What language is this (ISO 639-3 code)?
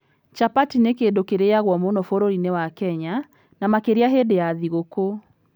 kik